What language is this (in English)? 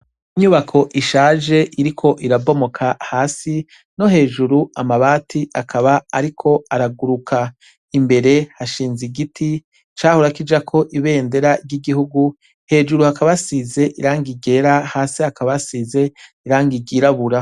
Rundi